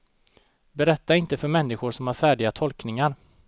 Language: Swedish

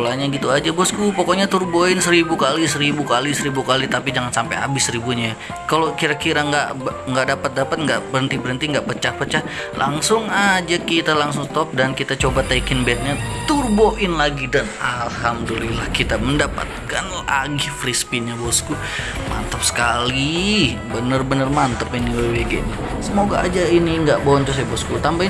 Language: Indonesian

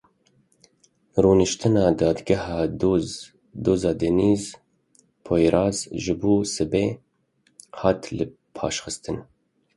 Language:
Kurdish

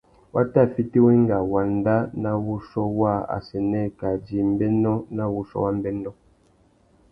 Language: Tuki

